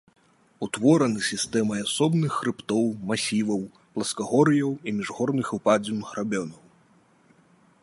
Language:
Belarusian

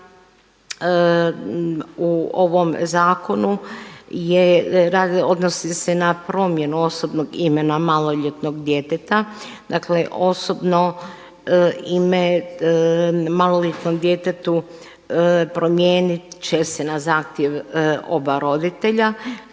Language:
Croatian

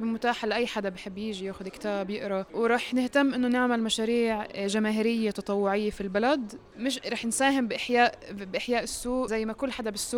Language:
Arabic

